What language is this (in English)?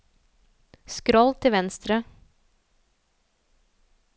Norwegian